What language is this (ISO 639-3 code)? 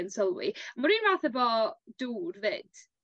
cym